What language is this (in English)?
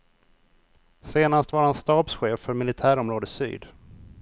Swedish